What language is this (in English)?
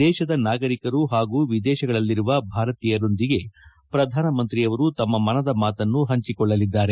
Kannada